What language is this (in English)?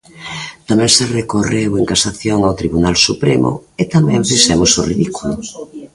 Galician